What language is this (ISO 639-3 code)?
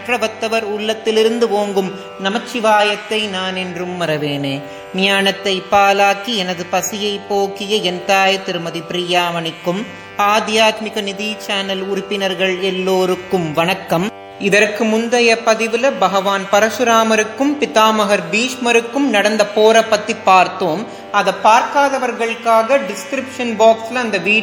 tam